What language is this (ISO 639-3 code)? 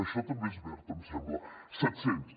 cat